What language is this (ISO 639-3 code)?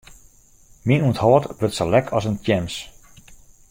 fry